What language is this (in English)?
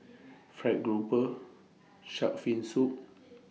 English